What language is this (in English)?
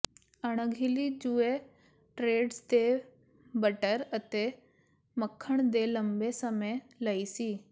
Punjabi